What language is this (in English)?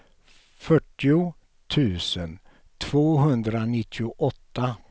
Swedish